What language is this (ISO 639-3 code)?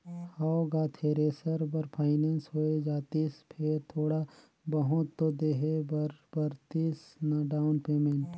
hne